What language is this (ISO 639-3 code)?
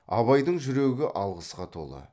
kaz